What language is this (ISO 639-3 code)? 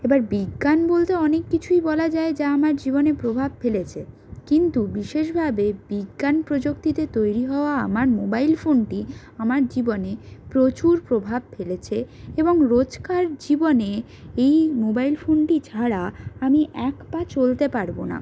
ben